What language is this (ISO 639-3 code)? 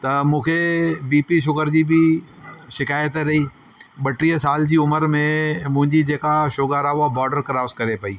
snd